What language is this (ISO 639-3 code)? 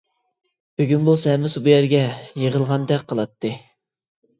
uig